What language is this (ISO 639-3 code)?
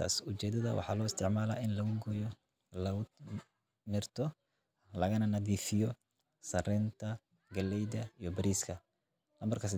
som